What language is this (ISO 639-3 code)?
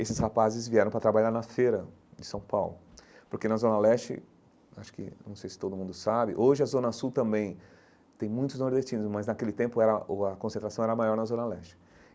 por